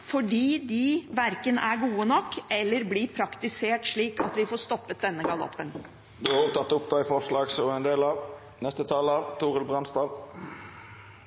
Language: Norwegian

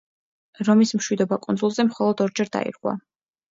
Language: Georgian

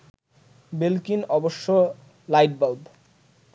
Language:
Bangla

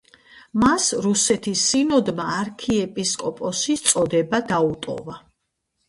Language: Georgian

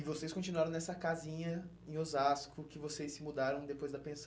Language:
Portuguese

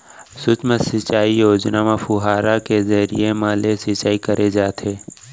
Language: Chhattisgarhi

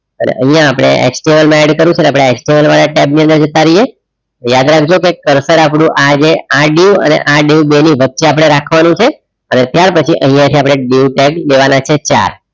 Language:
Gujarati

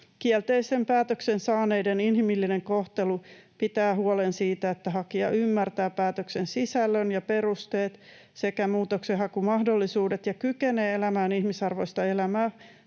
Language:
Finnish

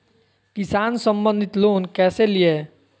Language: Magahi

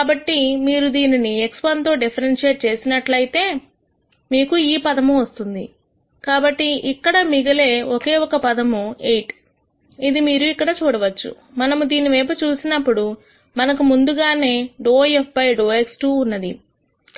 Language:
Telugu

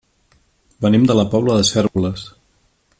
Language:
Catalan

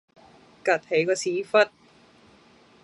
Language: Cantonese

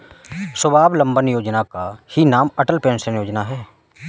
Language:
Hindi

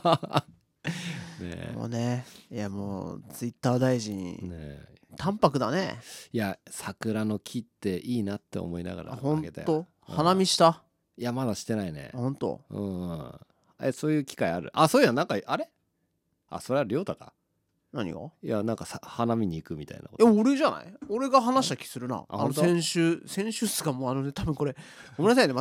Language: Japanese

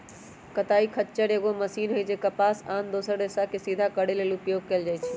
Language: Magahi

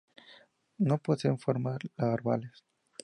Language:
Spanish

